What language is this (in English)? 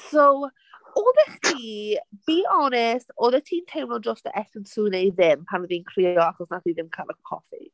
Welsh